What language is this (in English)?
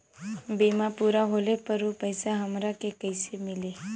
Bhojpuri